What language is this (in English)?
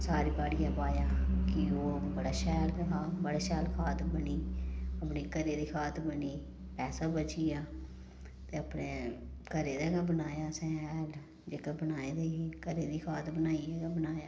Dogri